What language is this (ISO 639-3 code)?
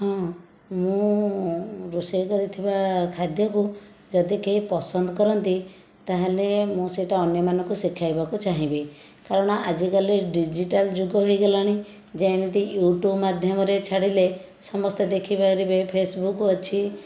ori